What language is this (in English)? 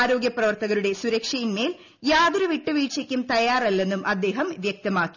Malayalam